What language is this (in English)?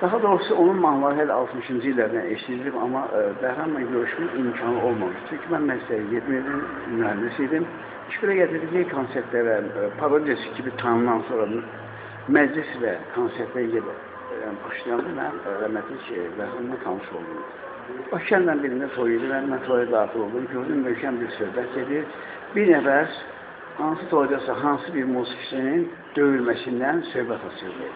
Turkish